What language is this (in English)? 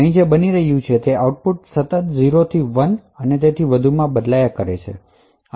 Gujarati